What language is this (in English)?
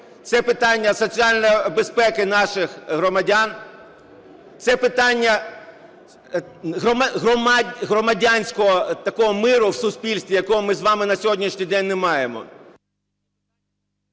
Ukrainian